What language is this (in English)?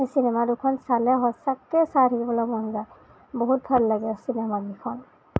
Assamese